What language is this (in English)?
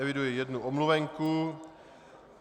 Czech